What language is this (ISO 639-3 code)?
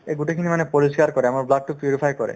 asm